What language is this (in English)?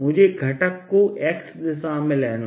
Hindi